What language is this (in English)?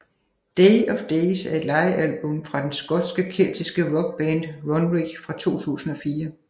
Danish